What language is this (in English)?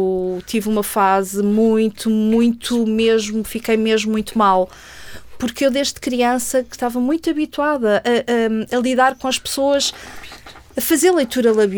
Portuguese